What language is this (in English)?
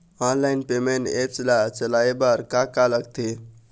Chhattisgarhi